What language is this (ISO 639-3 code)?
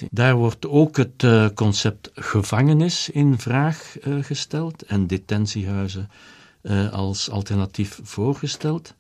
nld